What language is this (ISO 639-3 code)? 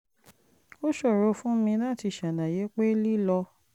yor